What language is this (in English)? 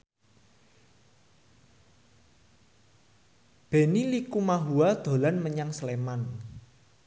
Javanese